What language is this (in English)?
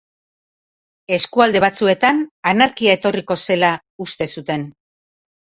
Basque